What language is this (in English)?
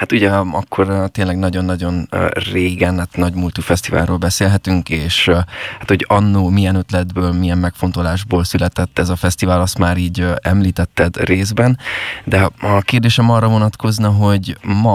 Hungarian